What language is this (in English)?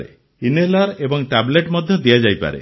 Odia